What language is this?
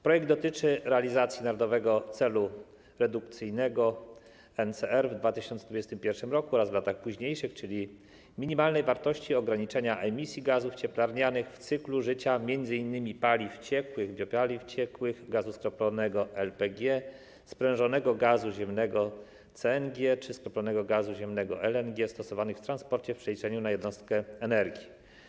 Polish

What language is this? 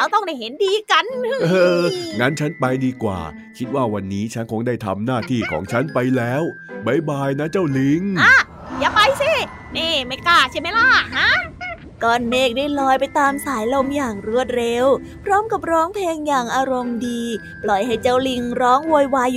Thai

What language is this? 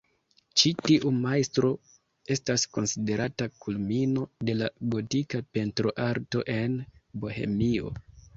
Esperanto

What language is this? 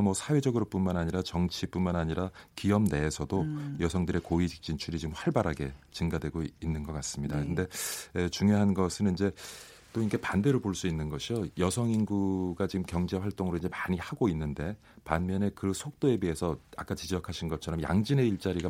Korean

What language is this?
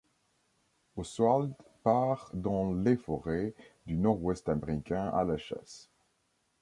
French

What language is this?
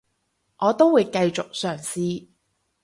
Cantonese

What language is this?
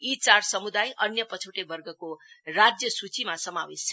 Nepali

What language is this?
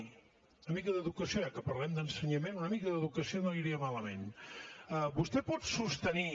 Catalan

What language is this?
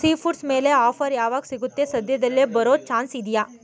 Kannada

